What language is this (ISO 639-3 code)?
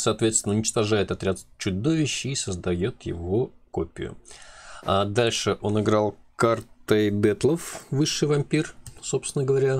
rus